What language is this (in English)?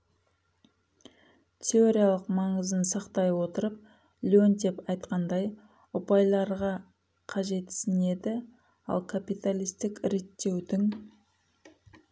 Kazakh